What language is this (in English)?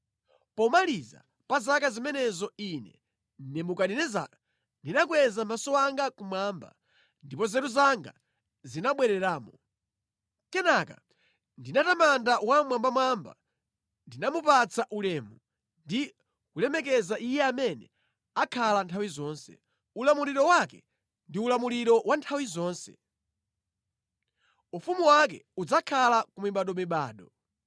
Nyanja